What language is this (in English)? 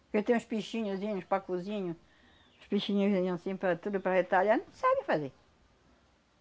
Portuguese